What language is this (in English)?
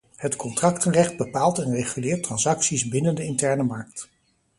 Dutch